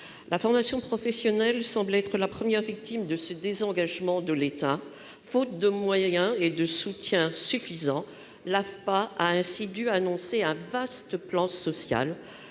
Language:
French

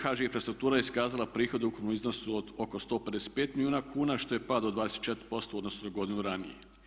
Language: Croatian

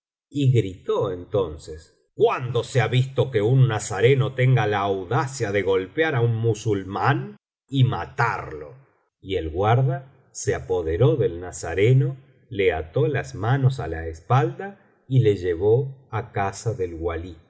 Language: Spanish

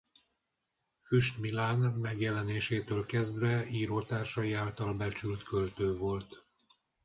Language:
Hungarian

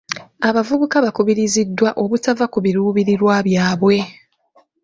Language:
Ganda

